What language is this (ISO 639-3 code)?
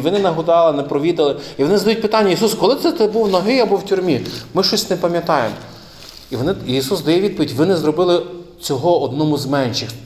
ukr